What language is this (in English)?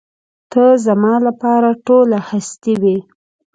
Pashto